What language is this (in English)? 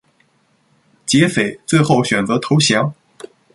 Chinese